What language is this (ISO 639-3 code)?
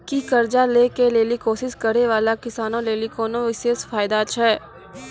mai